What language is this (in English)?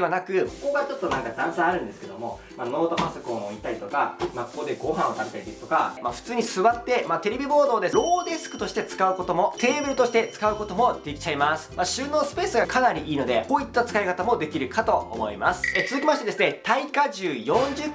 Japanese